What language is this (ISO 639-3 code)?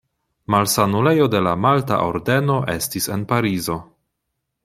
epo